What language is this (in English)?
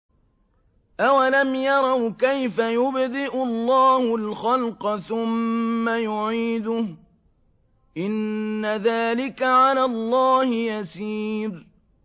Arabic